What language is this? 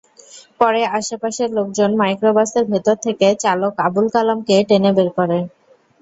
Bangla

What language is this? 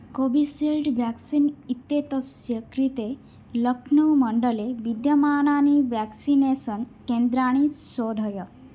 Sanskrit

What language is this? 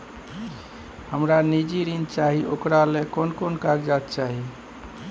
Maithili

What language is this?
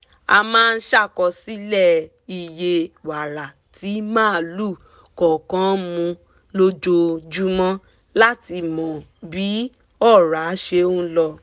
Yoruba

